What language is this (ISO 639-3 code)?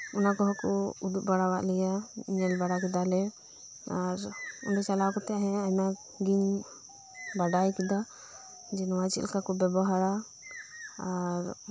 sat